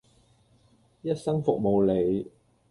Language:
Cantonese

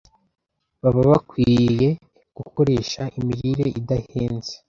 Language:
Kinyarwanda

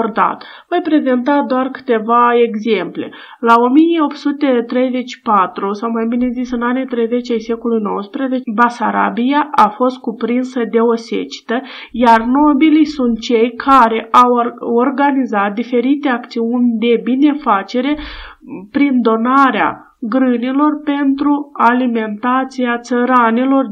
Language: Romanian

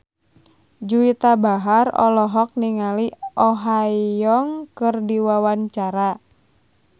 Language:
Sundanese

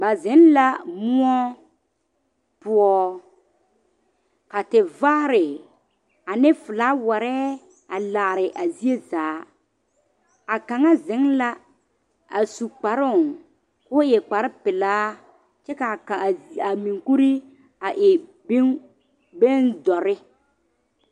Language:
Southern Dagaare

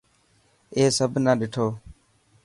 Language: Dhatki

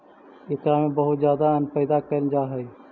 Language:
Magahi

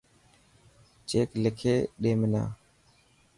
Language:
Dhatki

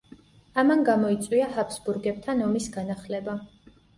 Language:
Georgian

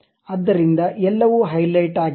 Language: Kannada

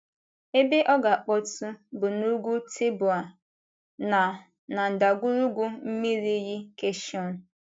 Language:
Igbo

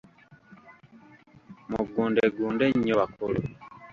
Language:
Ganda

